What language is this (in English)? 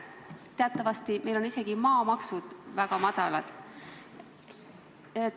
Estonian